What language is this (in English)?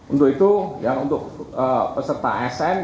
Indonesian